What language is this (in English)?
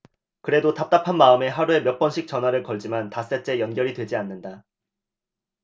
Korean